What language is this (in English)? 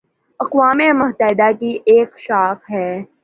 Urdu